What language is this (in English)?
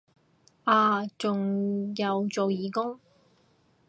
Cantonese